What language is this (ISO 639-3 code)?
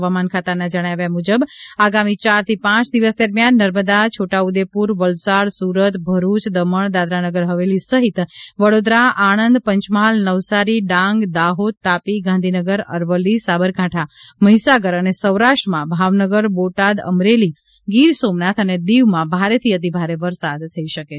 guj